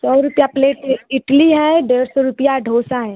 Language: Hindi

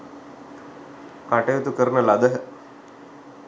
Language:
Sinhala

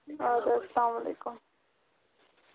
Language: Kashmiri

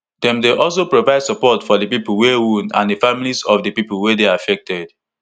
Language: Nigerian Pidgin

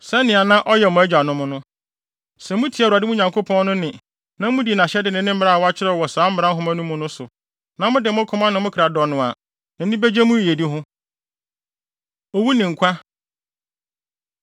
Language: Akan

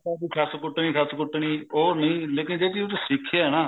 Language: Punjabi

